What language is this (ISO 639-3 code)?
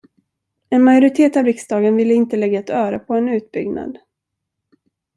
swe